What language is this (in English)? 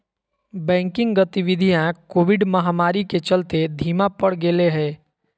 Magahi